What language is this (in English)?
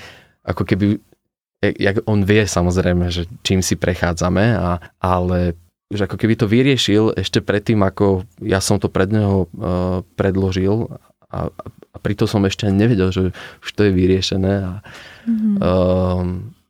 Slovak